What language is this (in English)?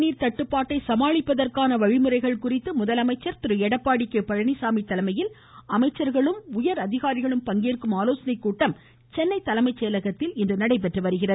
Tamil